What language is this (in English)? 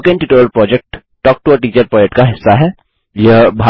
Hindi